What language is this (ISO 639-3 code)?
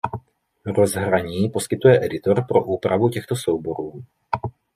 ces